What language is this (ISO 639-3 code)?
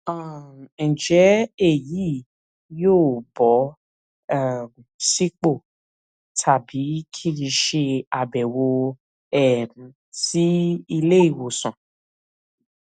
yor